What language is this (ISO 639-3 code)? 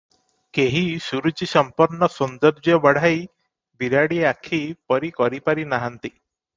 ori